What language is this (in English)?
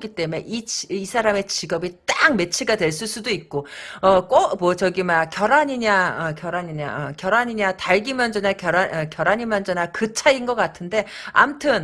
Korean